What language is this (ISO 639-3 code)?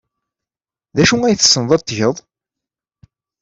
kab